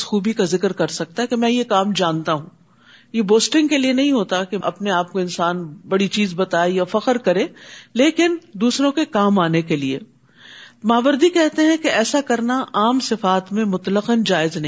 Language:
Urdu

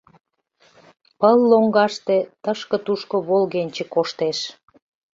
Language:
Mari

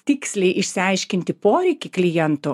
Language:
Lithuanian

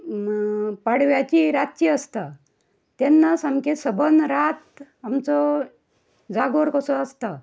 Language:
Konkani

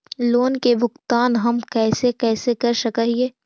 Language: Magahi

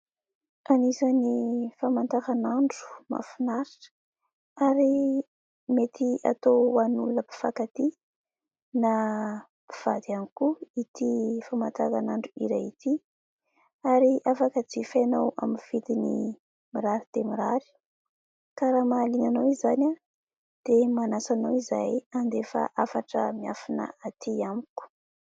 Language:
Malagasy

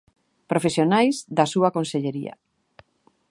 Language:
Galician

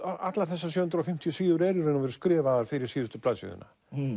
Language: Icelandic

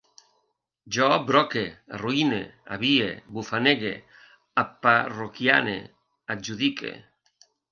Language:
Catalan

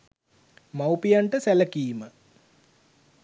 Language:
Sinhala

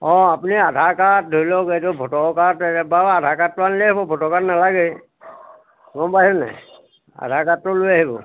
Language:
Assamese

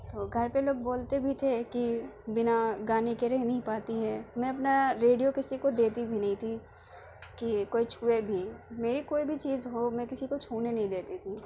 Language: Urdu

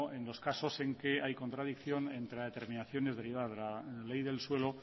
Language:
Spanish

